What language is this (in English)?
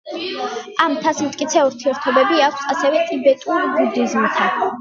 Georgian